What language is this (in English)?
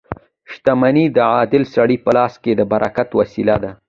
Pashto